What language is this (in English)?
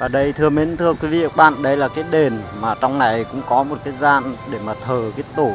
Vietnamese